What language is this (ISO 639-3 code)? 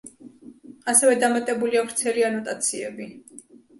kat